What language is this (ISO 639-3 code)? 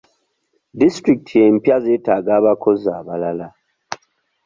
lug